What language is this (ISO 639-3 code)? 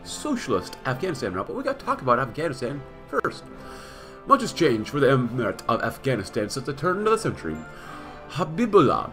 eng